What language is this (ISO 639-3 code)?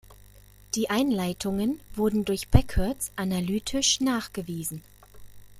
deu